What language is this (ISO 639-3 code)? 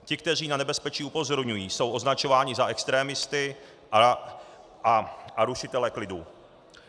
ces